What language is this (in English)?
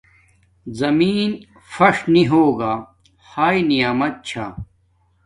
Domaaki